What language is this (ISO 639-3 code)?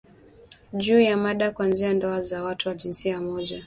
swa